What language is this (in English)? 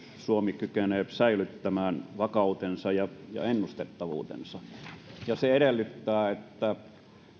Finnish